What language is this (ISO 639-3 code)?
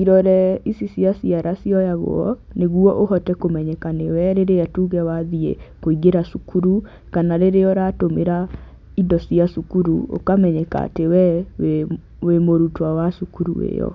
kik